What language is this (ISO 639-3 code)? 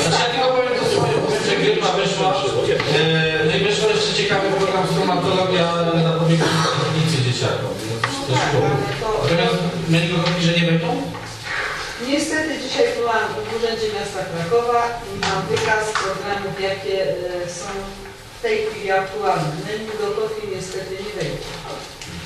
pol